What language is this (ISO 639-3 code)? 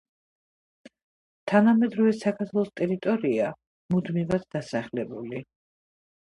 kat